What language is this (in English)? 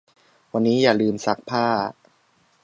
Thai